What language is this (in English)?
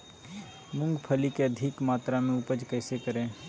Magahi